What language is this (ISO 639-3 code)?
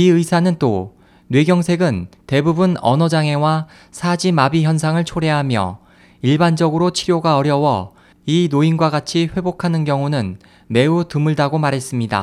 kor